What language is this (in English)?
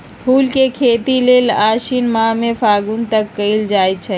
Magahi